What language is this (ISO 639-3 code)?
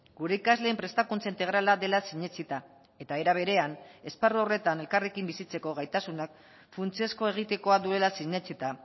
eus